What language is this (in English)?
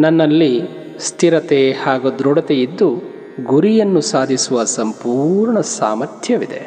Kannada